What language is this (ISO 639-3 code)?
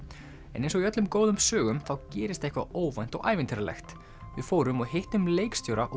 isl